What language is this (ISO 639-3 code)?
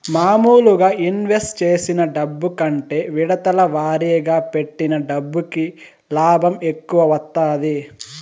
tel